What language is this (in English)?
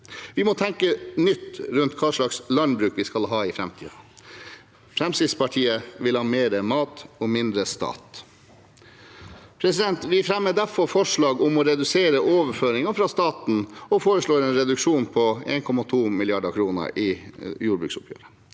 Norwegian